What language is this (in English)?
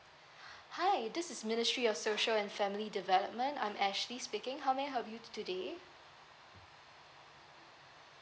English